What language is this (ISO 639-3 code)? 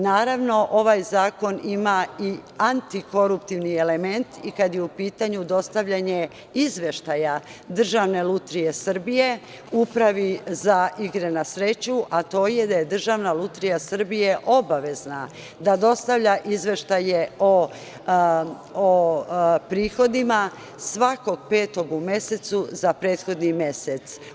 srp